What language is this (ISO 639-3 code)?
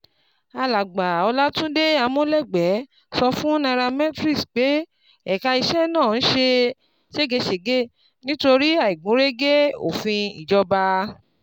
yor